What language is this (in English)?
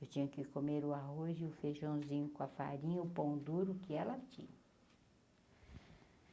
Portuguese